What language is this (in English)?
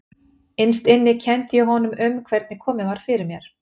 Icelandic